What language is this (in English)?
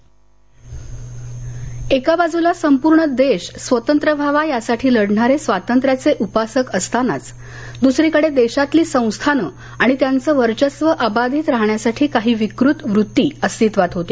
Marathi